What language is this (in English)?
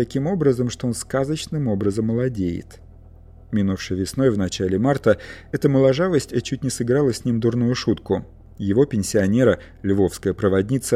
Russian